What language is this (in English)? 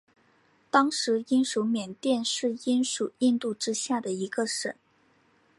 Chinese